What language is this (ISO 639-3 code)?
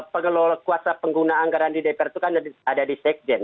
ind